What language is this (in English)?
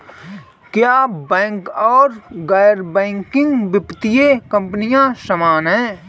Hindi